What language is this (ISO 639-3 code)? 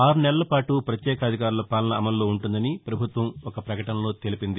tel